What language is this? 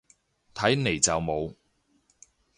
Cantonese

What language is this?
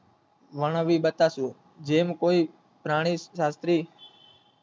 Gujarati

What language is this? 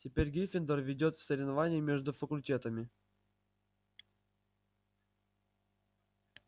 Russian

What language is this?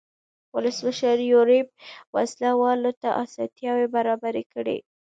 Pashto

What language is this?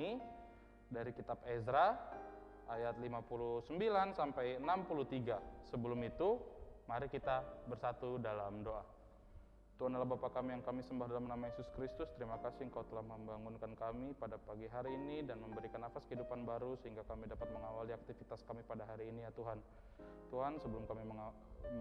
Indonesian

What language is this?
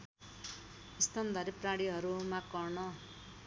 Nepali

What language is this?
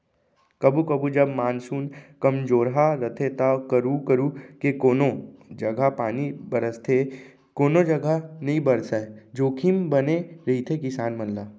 Chhattisgarhi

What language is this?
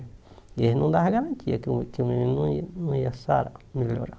Portuguese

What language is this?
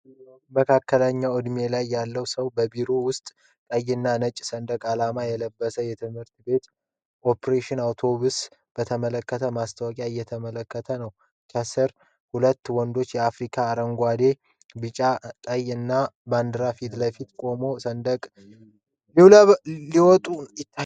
Amharic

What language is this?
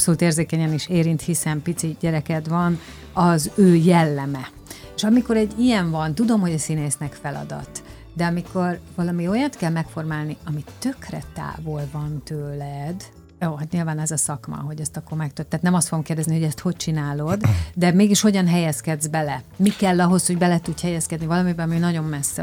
Hungarian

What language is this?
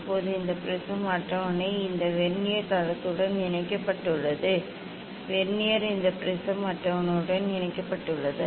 Tamil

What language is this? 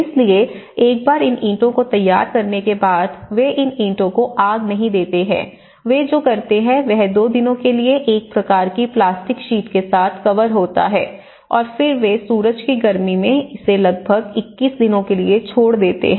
Hindi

